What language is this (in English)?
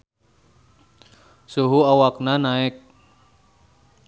Sundanese